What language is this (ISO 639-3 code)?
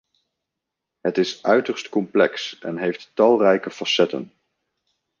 nld